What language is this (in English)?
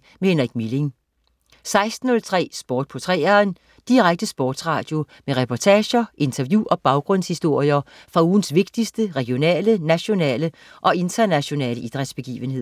Danish